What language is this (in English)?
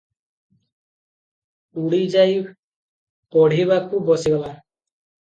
Odia